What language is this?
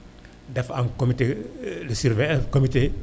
Wolof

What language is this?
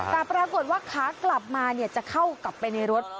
Thai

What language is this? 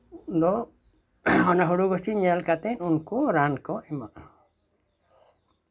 Santali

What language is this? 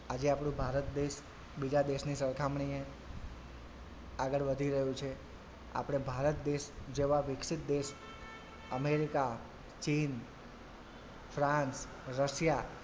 Gujarati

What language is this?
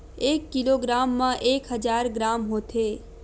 Chhattisgarhi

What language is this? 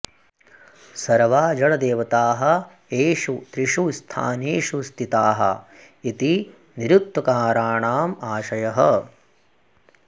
Sanskrit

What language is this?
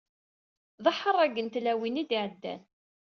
Kabyle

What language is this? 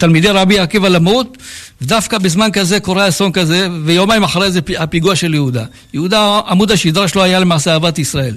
Hebrew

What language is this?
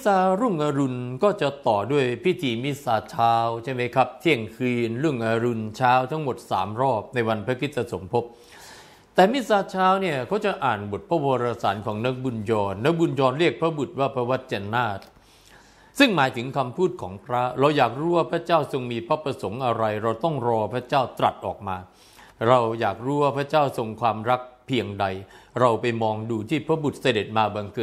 Thai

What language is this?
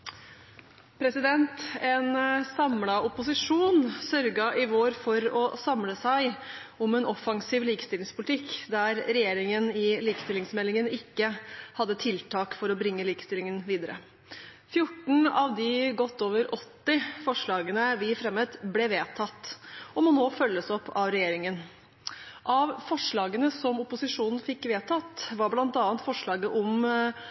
Norwegian Bokmål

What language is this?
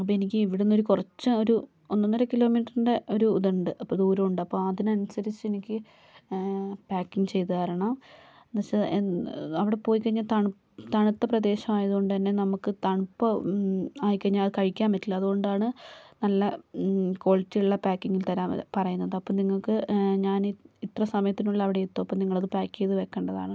Malayalam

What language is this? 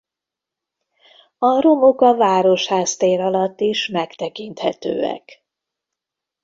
Hungarian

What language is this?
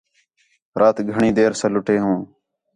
Khetrani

